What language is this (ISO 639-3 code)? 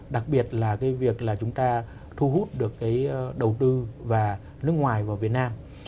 vie